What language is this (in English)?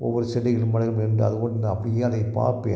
Tamil